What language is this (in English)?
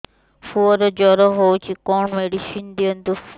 Odia